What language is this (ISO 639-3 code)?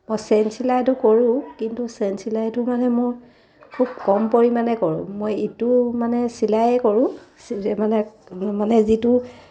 asm